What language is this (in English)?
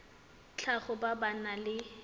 Tswana